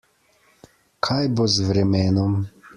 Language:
Slovenian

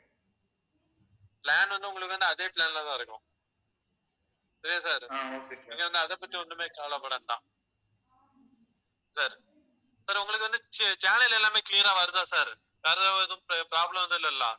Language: Tamil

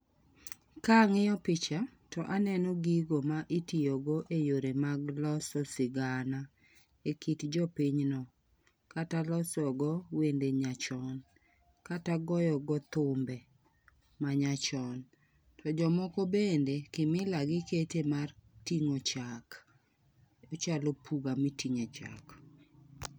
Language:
Luo (Kenya and Tanzania)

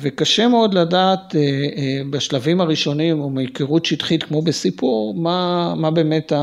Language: Hebrew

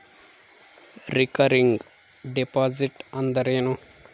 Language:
Kannada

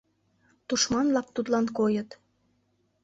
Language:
Mari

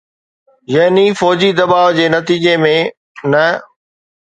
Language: Sindhi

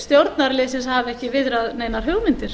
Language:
Icelandic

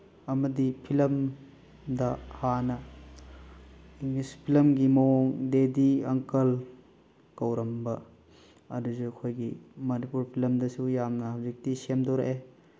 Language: Manipuri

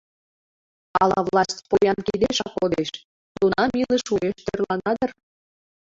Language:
Mari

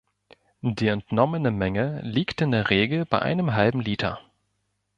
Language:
German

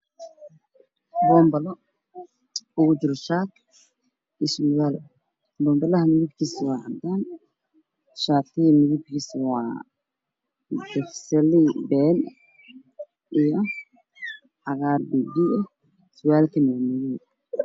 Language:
Somali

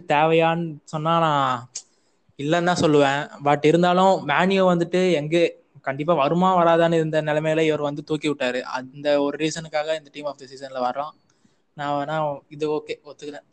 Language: Tamil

